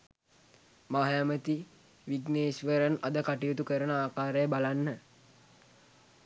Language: Sinhala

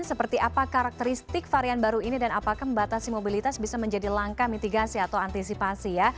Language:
Indonesian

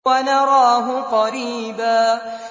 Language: Arabic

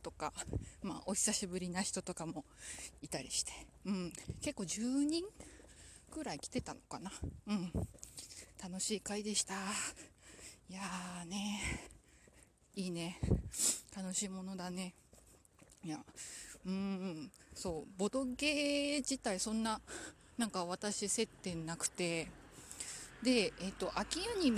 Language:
Japanese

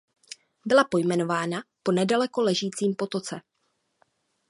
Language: Czech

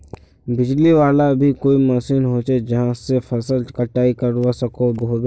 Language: Magahi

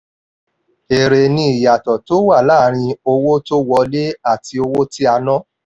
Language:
Yoruba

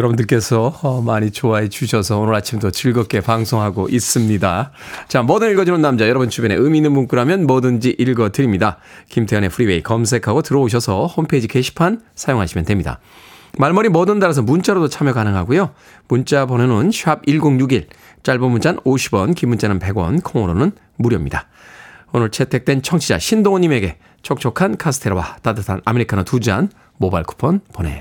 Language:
Korean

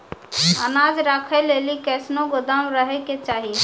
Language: Maithili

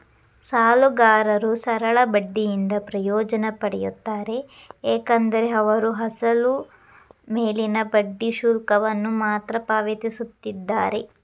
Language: Kannada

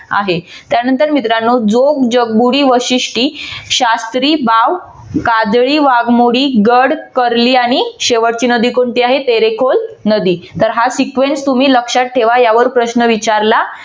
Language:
Marathi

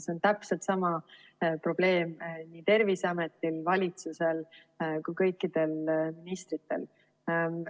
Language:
Estonian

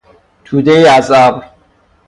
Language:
Persian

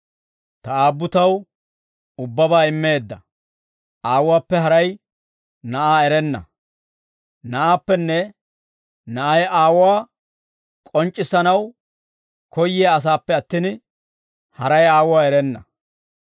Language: Dawro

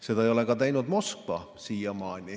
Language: Estonian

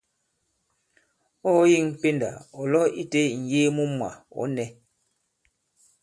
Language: Bankon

